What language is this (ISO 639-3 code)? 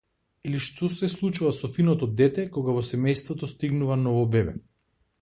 mkd